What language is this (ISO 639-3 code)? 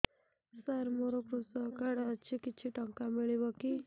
ori